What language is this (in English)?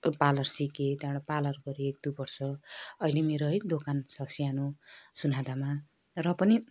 Nepali